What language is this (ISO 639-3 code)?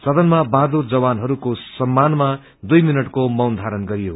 nep